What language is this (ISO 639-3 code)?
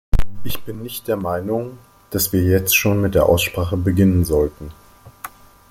deu